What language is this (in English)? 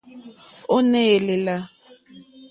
Mokpwe